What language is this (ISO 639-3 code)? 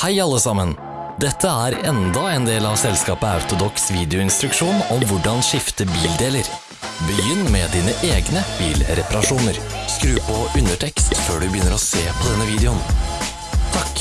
nor